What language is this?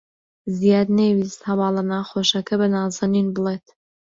Central Kurdish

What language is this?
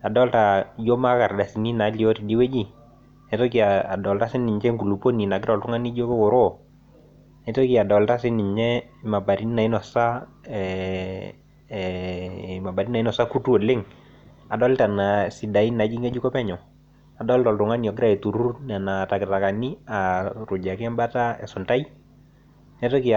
Masai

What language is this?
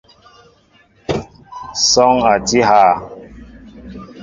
Mbo (Cameroon)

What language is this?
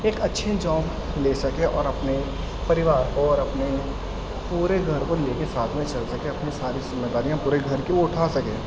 Urdu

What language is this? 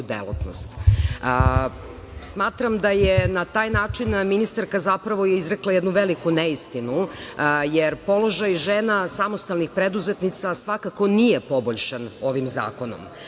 Serbian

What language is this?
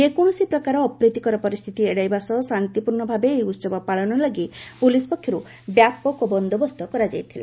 Odia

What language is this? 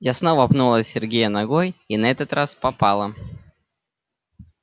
Russian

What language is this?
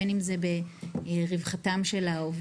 Hebrew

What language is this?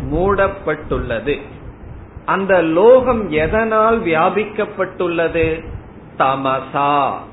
Tamil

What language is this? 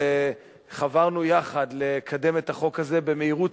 Hebrew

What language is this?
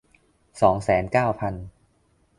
Thai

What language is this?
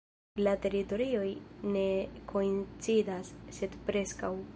Esperanto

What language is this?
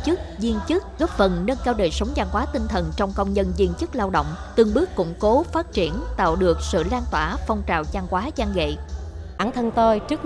Vietnamese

